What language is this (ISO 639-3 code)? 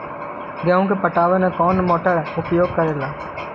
mag